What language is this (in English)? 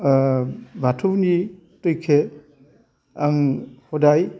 Bodo